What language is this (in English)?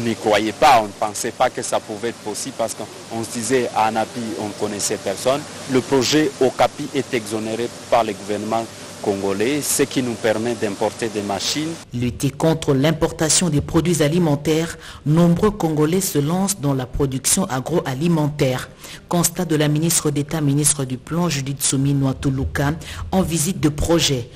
French